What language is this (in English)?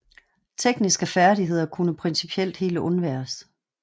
Danish